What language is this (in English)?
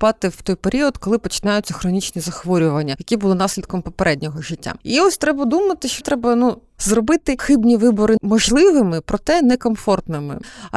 Ukrainian